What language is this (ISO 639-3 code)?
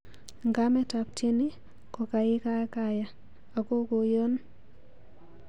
kln